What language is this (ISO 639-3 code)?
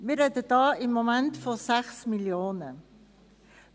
gsw